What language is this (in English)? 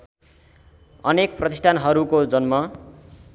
Nepali